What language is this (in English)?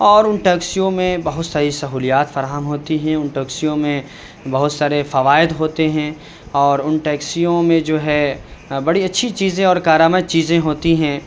Urdu